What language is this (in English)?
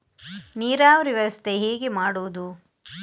Kannada